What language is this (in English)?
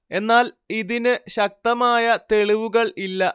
Malayalam